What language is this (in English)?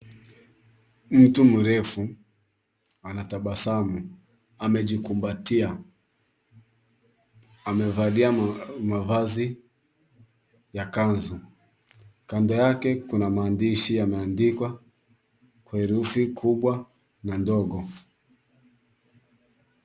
Swahili